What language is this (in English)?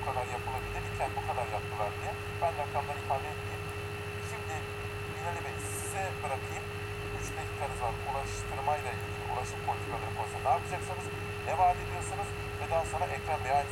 Turkish